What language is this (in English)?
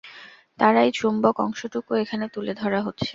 Bangla